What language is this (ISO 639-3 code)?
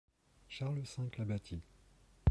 fra